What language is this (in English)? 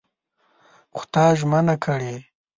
Pashto